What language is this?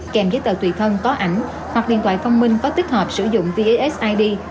Vietnamese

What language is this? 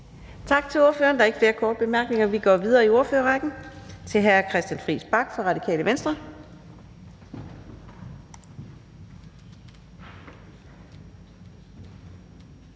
Danish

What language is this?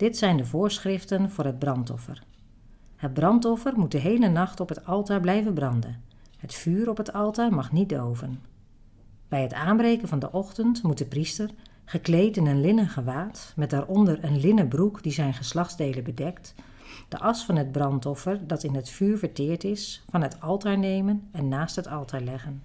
Dutch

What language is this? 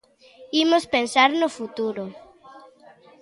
Galician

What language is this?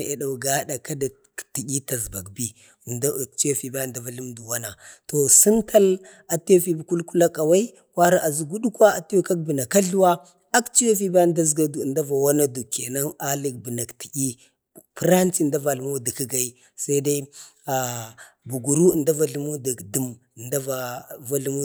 Bade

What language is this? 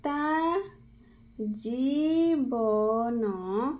Odia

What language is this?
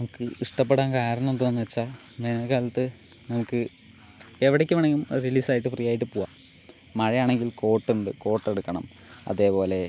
Malayalam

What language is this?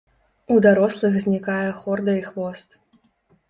Belarusian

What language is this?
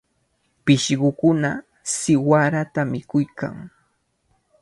Cajatambo North Lima Quechua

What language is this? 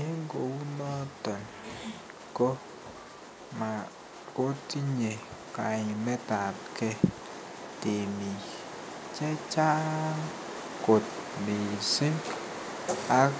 Kalenjin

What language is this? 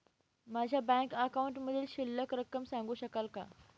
Marathi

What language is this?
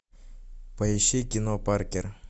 Russian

